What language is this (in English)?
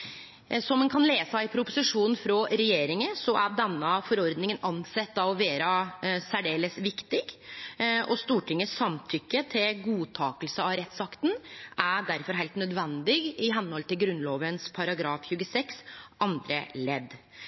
Norwegian Nynorsk